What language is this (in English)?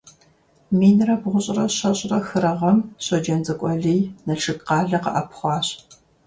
Kabardian